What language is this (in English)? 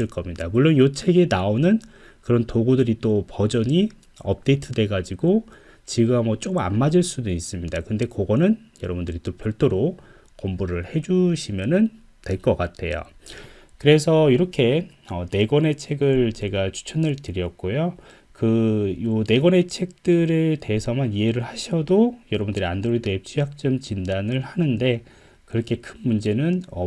Korean